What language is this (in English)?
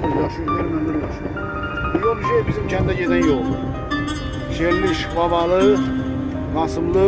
Turkish